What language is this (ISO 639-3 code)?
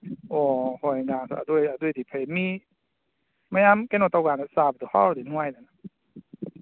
mni